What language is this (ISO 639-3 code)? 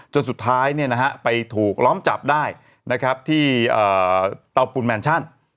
tha